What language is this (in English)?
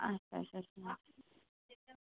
Kashmiri